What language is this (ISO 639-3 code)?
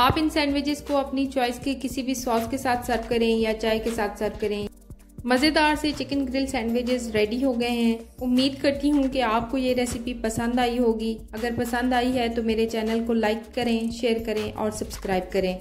hin